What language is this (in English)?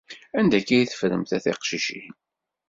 Kabyle